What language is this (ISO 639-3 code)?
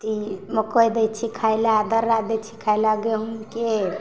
mai